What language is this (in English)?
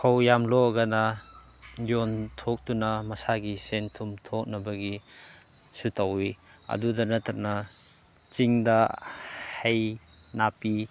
Manipuri